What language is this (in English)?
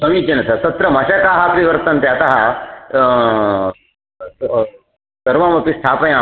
Sanskrit